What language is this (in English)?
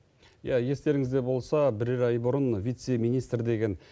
Kazakh